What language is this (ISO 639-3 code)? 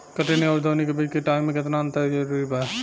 bho